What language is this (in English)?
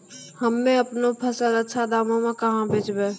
Maithili